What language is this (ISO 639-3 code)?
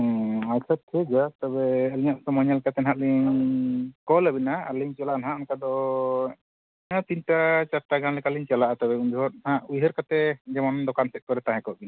sat